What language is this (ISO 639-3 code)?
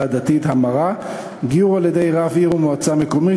heb